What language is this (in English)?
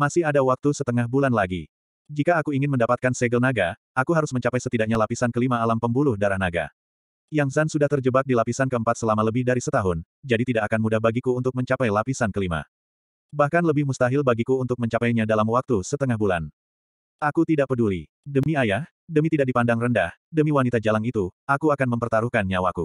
Indonesian